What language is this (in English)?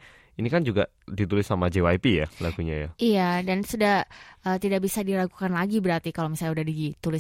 Indonesian